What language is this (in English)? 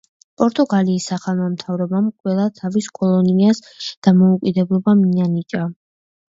Georgian